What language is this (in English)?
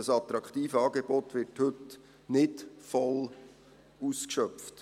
Swiss German